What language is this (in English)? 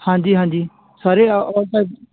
Punjabi